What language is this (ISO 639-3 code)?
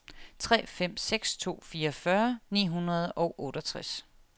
dan